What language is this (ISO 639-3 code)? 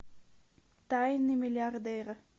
rus